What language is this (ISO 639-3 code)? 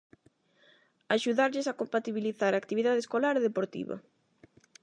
glg